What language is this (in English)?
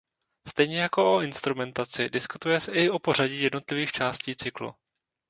Czech